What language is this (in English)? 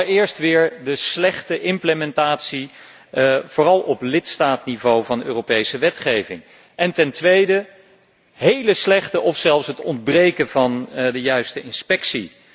Dutch